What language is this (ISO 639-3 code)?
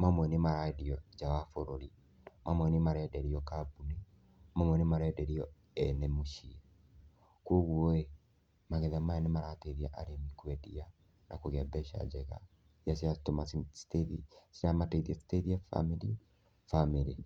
kik